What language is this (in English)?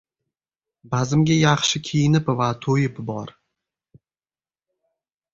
Uzbek